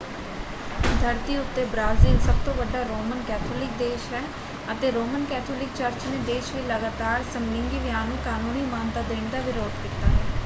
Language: Punjabi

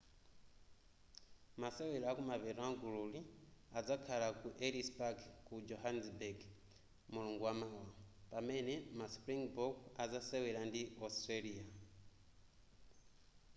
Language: Nyanja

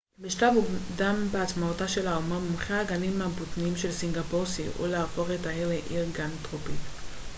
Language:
Hebrew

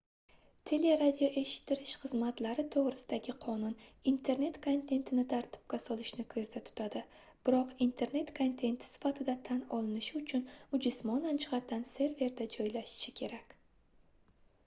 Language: Uzbek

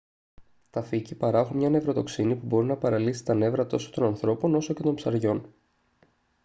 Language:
Greek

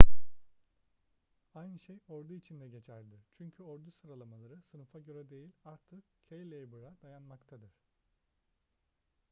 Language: Turkish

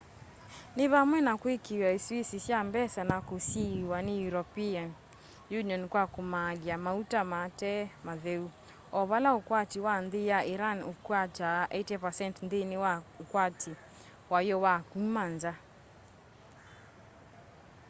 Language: Kamba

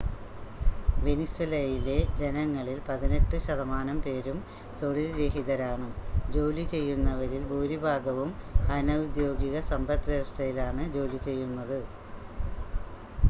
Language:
Malayalam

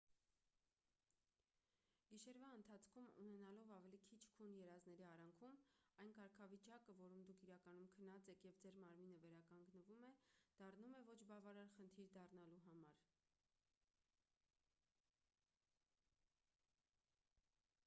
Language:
Armenian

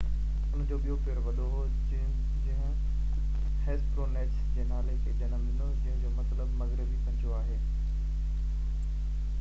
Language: Sindhi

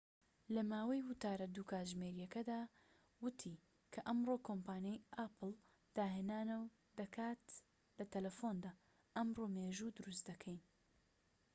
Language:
Central Kurdish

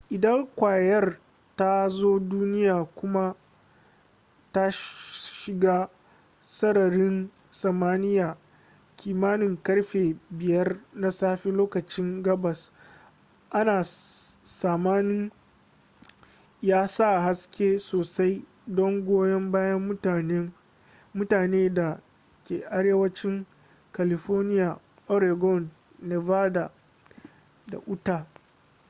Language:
Hausa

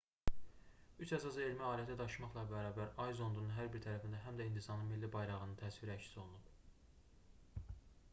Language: Azerbaijani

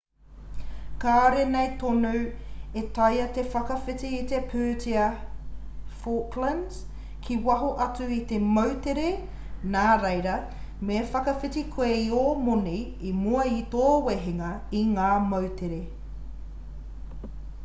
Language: Māori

